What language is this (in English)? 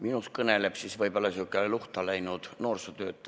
Estonian